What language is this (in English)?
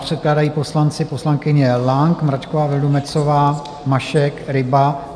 Czech